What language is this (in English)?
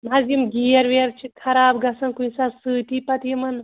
Kashmiri